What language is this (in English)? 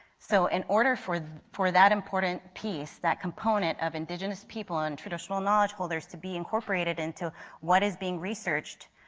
English